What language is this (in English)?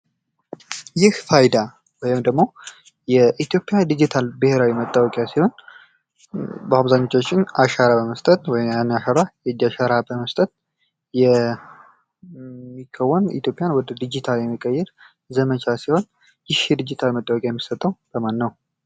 Amharic